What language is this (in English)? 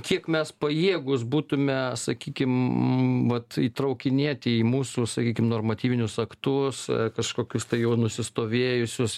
Lithuanian